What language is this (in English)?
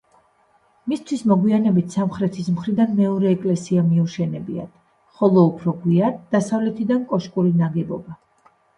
Georgian